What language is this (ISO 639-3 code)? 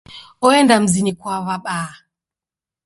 dav